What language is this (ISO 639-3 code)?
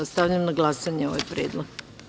srp